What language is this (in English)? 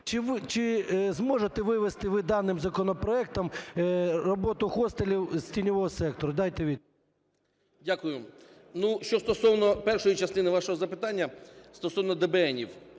Ukrainian